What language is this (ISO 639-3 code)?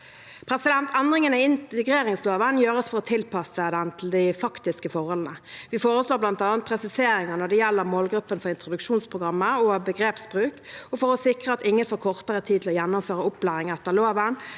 nor